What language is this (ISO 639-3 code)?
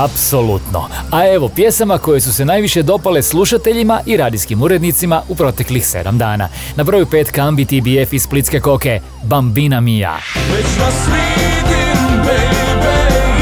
hrv